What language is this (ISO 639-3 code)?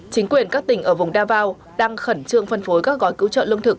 vie